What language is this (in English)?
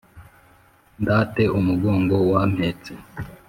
Kinyarwanda